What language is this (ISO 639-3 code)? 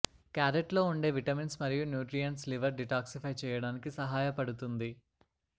tel